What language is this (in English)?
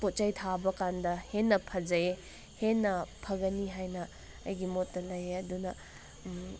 Manipuri